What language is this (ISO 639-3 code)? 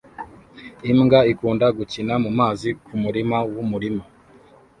kin